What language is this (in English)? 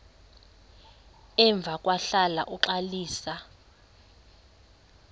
Xhosa